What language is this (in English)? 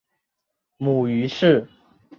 Chinese